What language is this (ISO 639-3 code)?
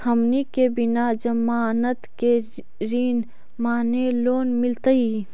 mag